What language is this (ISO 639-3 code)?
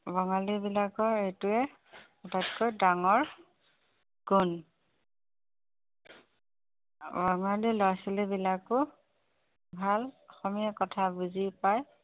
asm